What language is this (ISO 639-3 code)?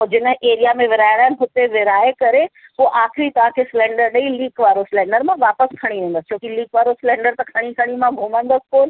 snd